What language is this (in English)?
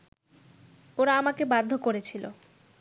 Bangla